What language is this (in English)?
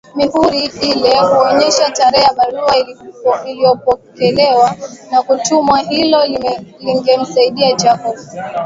Swahili